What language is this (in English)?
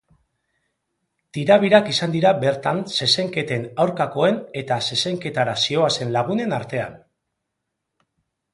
Basque